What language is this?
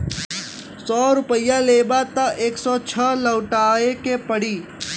Bhojpuri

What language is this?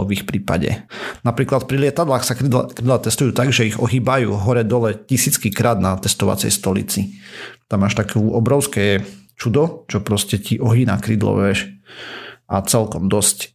Slovak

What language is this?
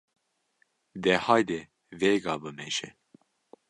Kurdish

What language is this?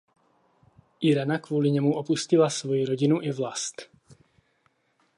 Czech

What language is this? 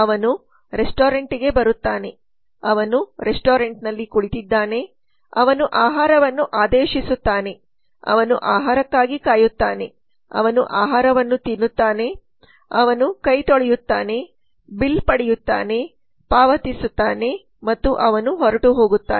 Kannada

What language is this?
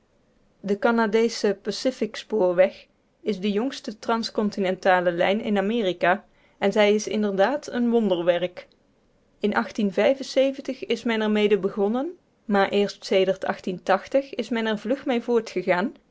Dutch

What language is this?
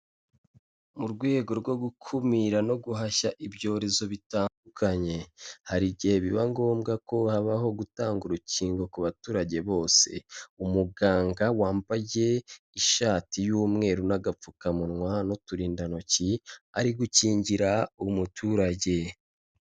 Kinyarwanda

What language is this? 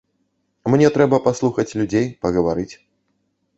Belarusian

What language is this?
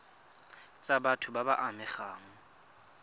Tswana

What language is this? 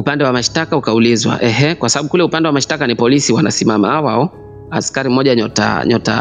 Swahili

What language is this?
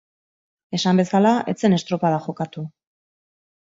Basque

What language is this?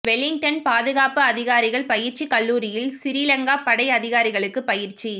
Tamil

